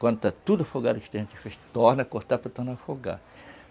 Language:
Portuguese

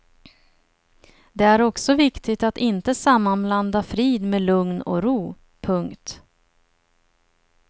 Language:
Swedish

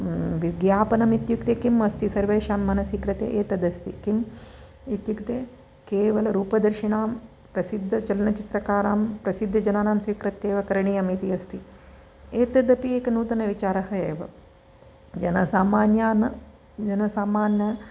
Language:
Sanskrit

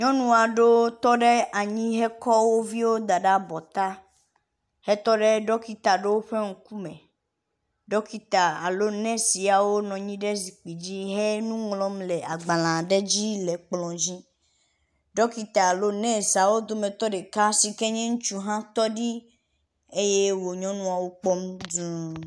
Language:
Ewe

